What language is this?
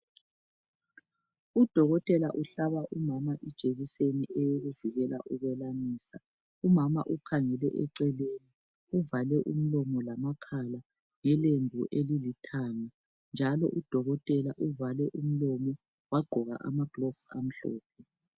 North Ndebele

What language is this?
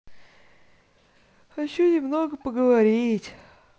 Russian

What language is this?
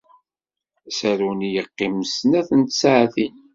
Kabyle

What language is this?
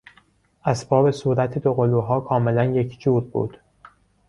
Persian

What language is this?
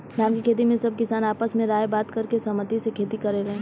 Bhojpuri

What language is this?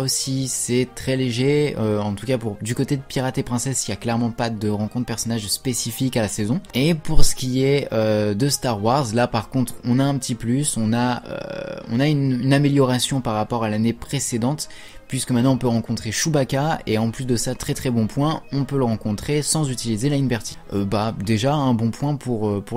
French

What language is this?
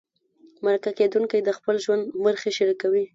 Pashto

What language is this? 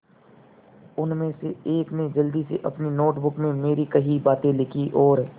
Hindi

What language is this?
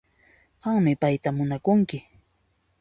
Puno Quechua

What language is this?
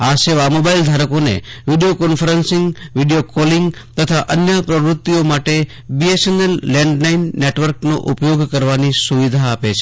Gujarati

